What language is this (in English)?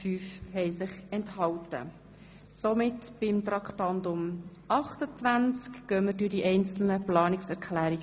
Swiss German